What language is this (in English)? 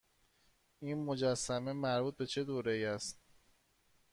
Persian